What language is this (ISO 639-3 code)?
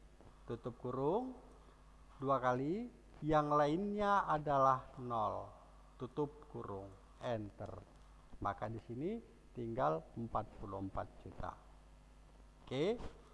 ind